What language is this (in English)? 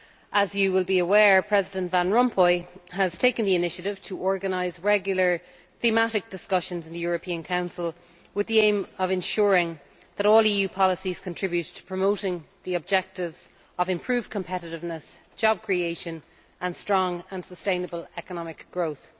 English